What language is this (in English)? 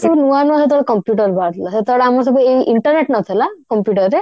Odia